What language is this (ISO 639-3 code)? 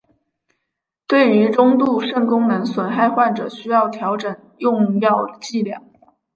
zho